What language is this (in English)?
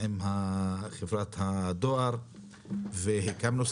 Hebrew